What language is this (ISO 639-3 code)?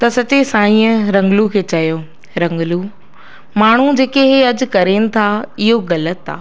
snd